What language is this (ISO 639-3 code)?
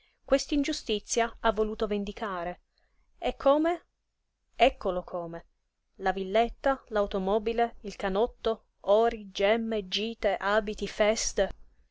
ita